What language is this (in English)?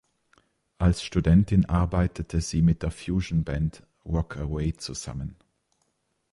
German